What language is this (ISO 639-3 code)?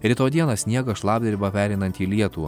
lit